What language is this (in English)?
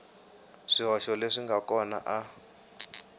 Tsonga